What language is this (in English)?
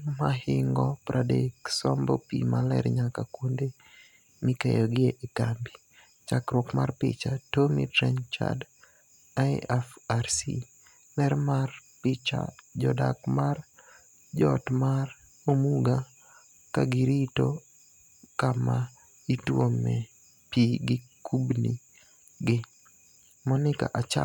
Luo (Kenya and Tanzania)